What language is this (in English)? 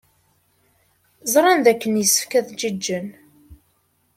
Kabyle